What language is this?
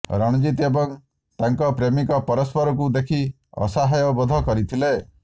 Odia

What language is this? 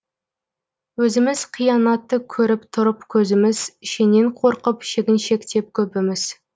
Kazakh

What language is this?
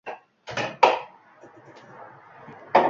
Uzbek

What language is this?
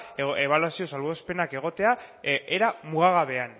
Basque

